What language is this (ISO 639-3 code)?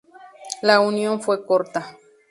spa